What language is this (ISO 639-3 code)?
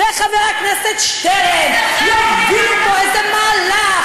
heb